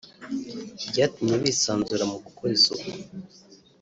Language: Kinyarwanda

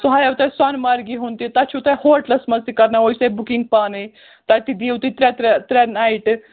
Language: Kashmiri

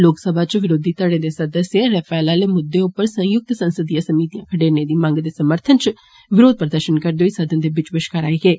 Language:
Dogri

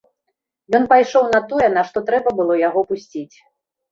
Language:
Belarusian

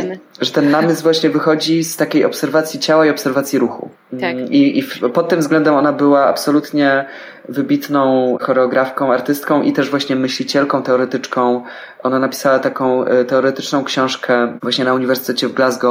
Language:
Polish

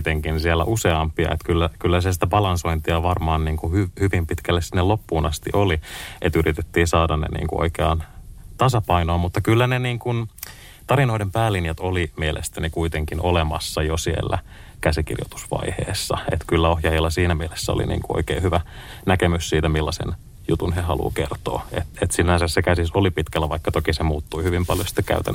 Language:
Finnish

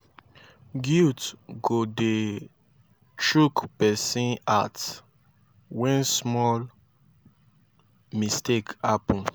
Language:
Nigerian Pidgin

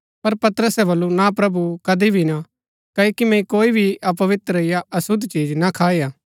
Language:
Gaddi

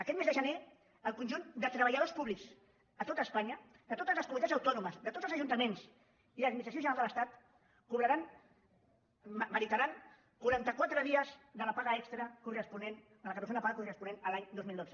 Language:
Catalan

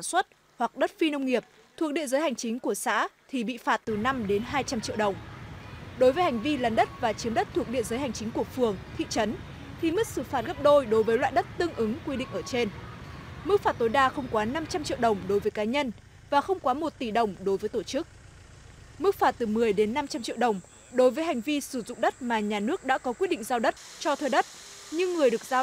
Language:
Vietnamese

